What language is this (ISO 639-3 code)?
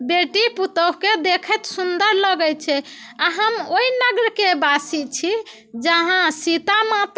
mai